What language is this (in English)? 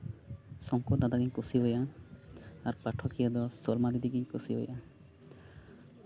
Santali